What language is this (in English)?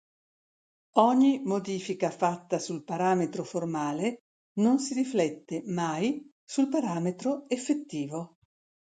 Italian